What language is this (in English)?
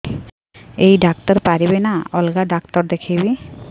Odia